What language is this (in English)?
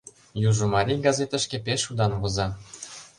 Mari